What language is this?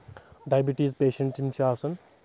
Kashmiri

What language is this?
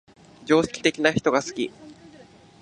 Japanese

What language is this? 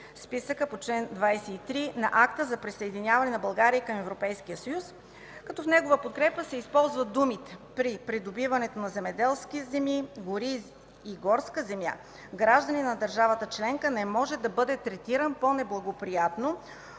Bulgarian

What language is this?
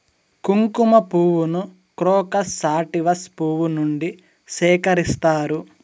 Telugu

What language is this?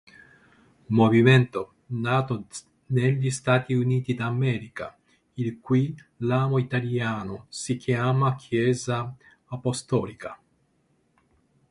Italian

